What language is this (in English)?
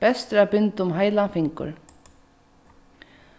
Faroese